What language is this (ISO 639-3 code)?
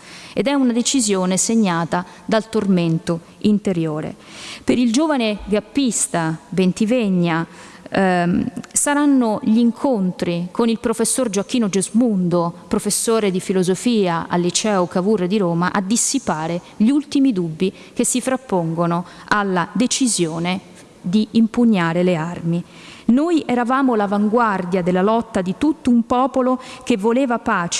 ita